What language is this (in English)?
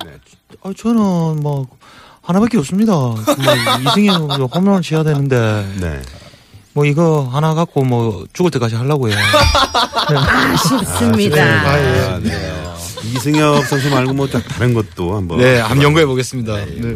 Korean